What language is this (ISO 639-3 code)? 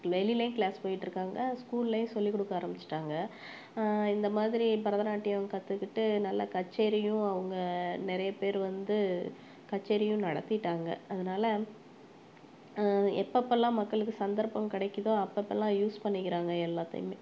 tam